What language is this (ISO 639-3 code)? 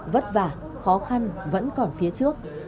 vie